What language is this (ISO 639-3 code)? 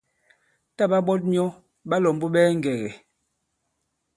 abb